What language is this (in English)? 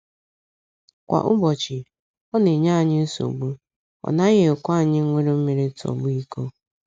Igbo